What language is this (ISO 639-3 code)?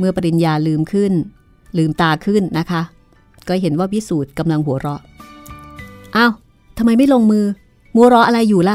tha